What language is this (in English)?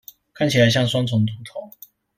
Chinese